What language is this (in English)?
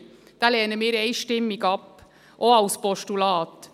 Swiss German